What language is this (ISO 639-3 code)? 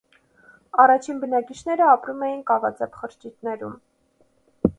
hye